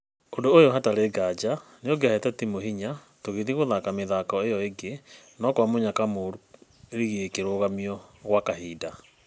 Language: Kikuyu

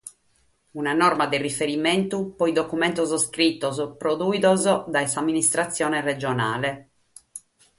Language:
Sardinian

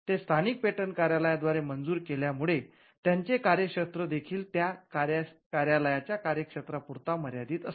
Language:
Marathi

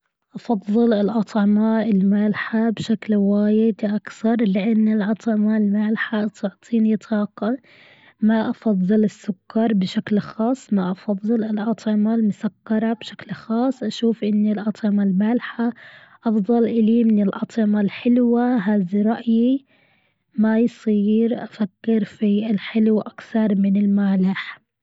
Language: Gulf Arabic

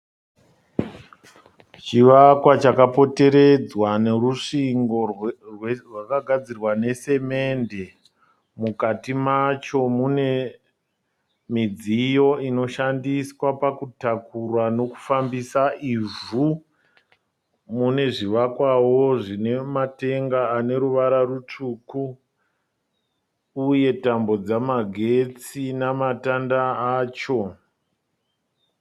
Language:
Shona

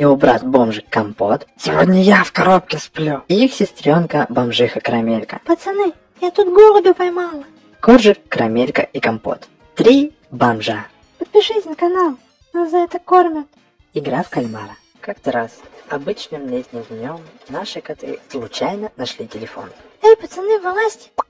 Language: Russian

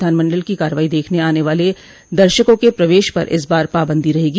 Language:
Hindi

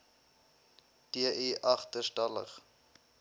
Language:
Afrikaans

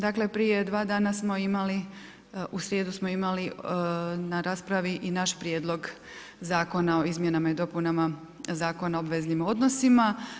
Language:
Croatian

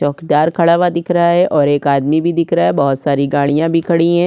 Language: Hindi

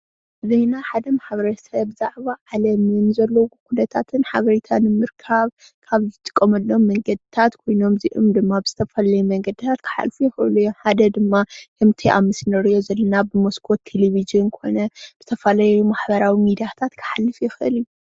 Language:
Tigrinya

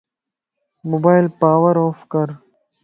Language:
Lasi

